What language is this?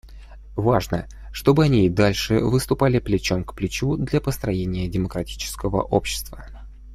Russian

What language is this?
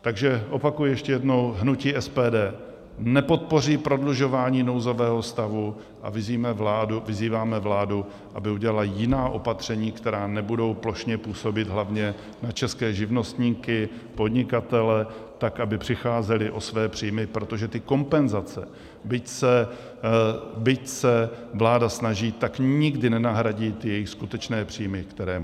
Czech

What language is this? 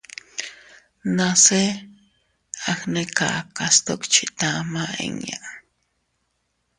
Teutila Cuicatec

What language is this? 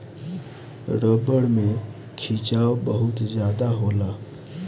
Bhojpuri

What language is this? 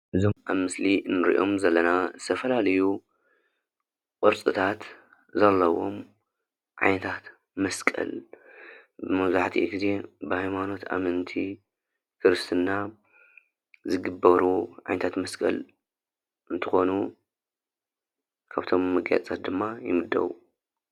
Tigrinya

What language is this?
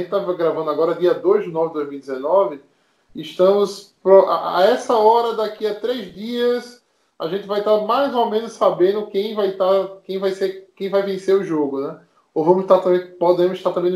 Portuguese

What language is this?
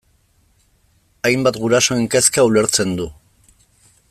Basque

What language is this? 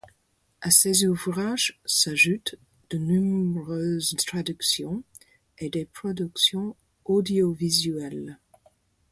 French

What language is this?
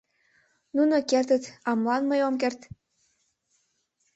Mari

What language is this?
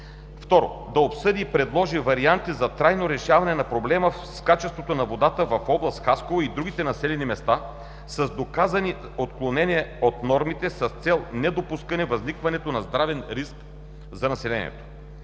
Bulgarian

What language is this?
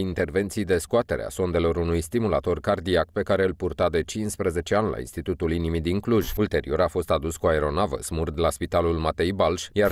Romanian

